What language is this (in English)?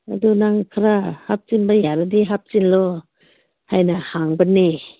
Manipuri